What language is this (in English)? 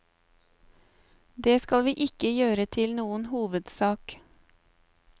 Norwegian